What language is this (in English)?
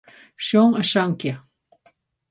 Western Frisian